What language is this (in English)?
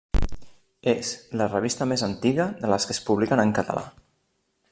Catalan